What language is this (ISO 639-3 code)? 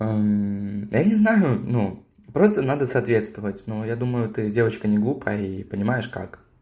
rus